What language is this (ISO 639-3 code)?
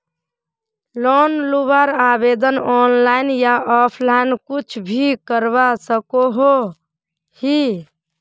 mag